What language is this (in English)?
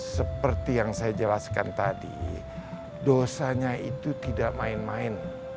Indonesian